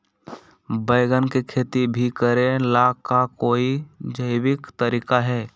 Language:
Magahi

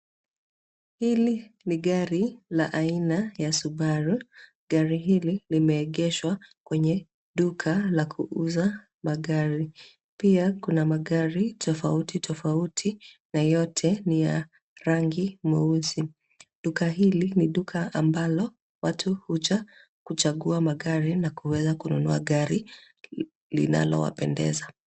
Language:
Swahili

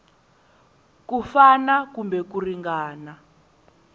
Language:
Tsonga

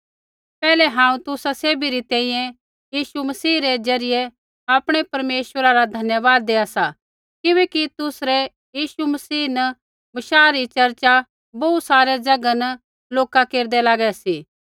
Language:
Kullu Pahari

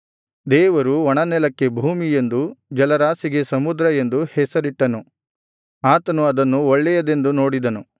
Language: Kannada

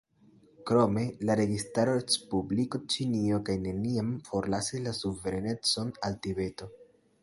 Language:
Esperanto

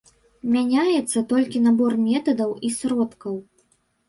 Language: Belarusian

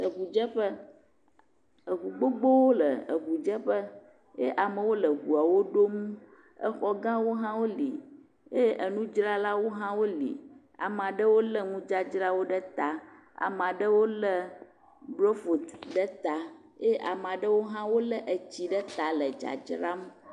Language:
Ewe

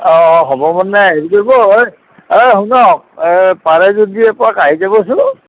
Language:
Assamese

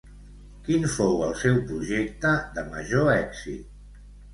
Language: Catalan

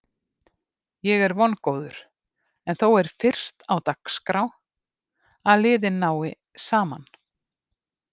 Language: Icelandic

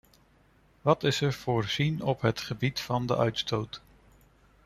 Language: Dutch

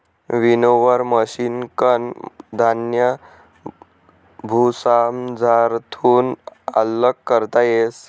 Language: Marathi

